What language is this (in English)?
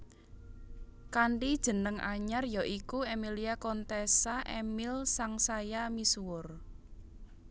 Javanese